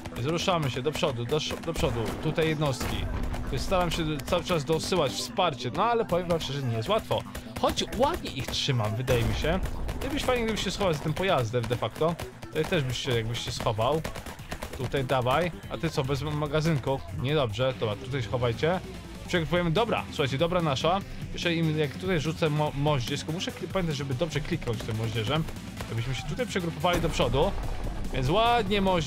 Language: Polish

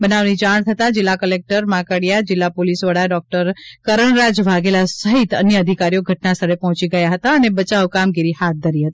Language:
Gujarati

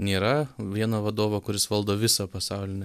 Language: Lithuanian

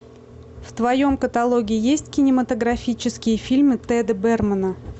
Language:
Russian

